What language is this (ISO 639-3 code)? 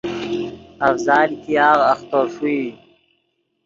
ydg